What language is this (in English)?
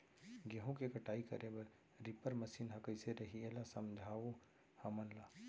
Chhattisgarhi